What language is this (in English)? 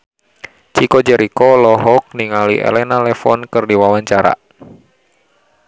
Sundanese